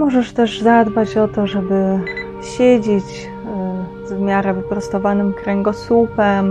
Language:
Polish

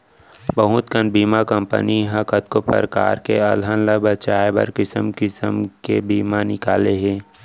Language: Chhattisgarhi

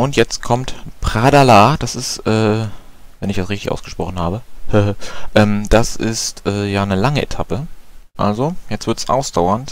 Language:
German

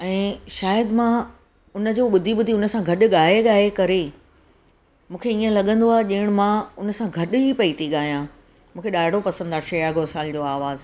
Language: Sindhi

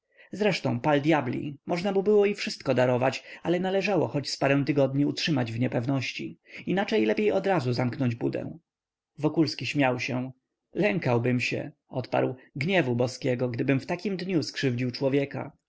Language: Polish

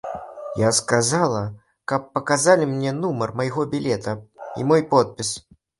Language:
Belarusian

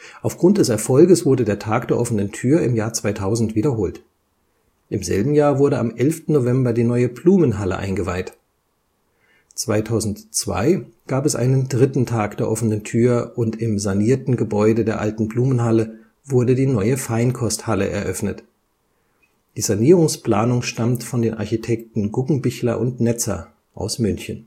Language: German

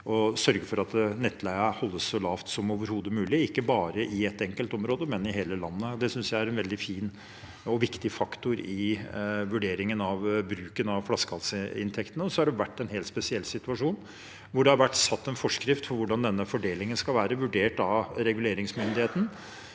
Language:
Norwegian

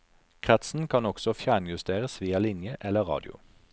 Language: Norwegian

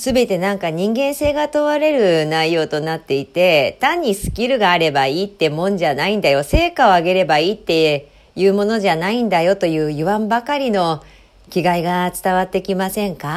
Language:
Japanese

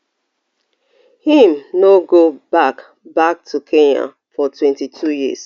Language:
Nigerian Pidgin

